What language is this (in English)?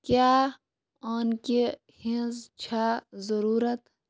Kashmiri